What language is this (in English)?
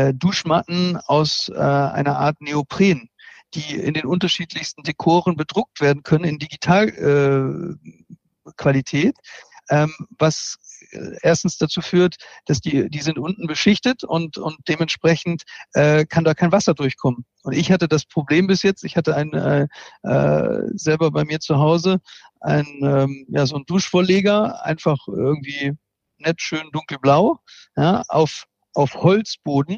German